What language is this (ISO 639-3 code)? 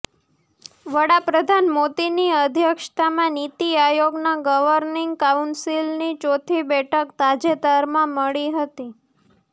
guj